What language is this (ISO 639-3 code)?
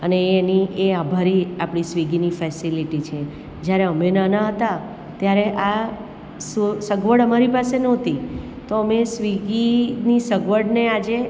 guj